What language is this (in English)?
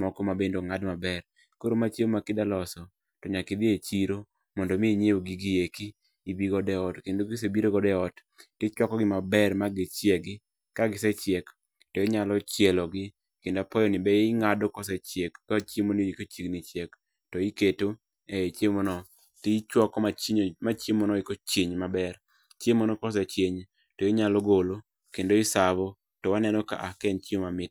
Luo (Kenya and Tanzania)